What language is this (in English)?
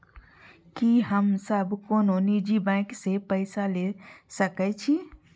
Maithili